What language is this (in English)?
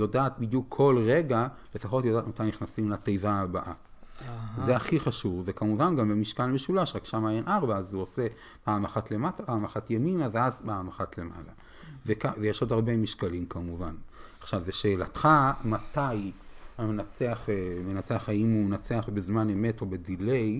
Hebrew